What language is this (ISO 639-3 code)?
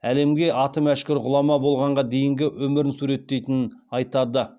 kaz